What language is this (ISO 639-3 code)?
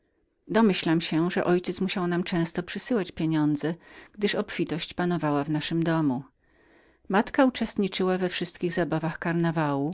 pol